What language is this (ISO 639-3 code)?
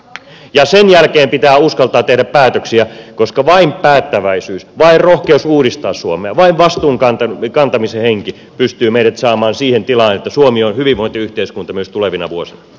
fin